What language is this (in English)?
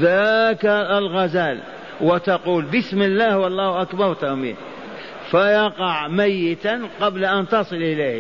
Arabic